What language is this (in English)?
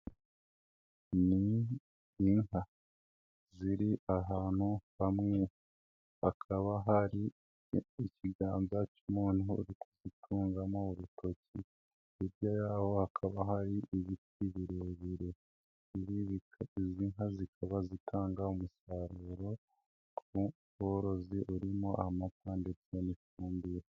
Kinyarwanda